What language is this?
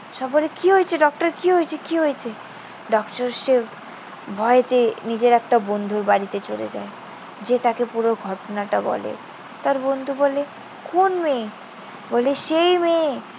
Bangla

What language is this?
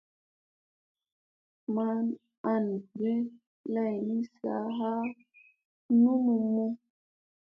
Musey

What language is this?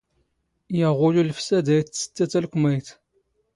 Standard Moroccan Tamazight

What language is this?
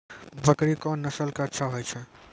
Maithili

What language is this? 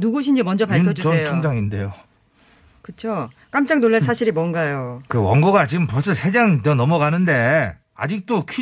Korean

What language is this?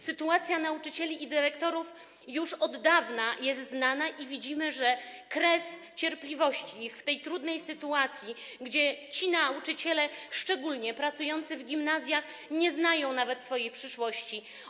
Polish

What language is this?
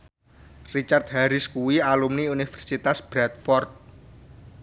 Javanese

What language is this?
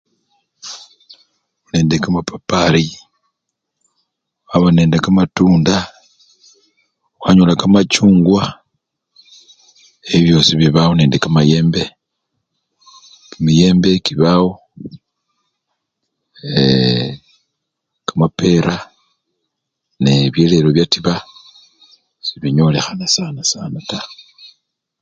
Luyia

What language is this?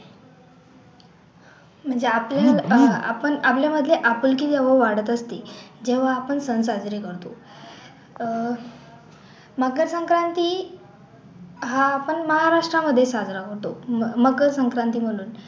Marathi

